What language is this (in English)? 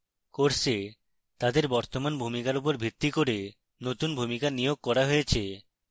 Bangla